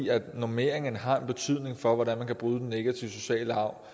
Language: Danish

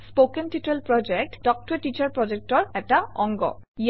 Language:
Assamese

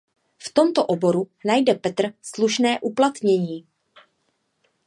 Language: Czech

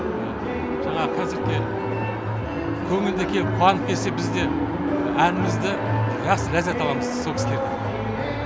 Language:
Kazakh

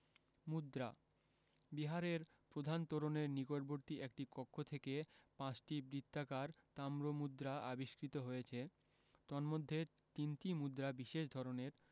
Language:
Bangla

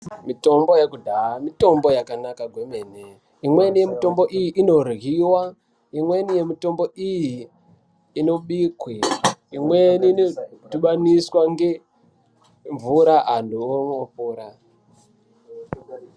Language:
Ndau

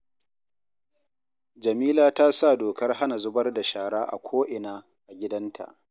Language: Hausa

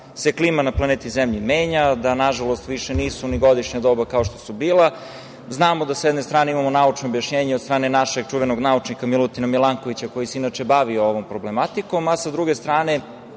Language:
Serbian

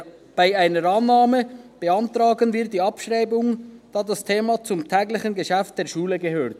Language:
Swiss German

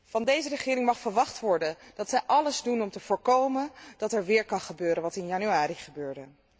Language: Dutch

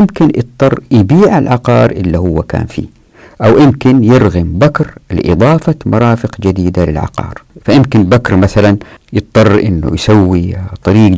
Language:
Arabic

